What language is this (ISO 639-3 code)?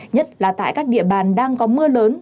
vie